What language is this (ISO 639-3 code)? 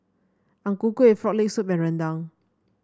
eng